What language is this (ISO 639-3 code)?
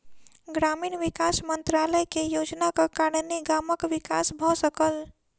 mai